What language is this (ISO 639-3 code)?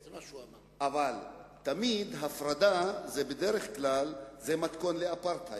heb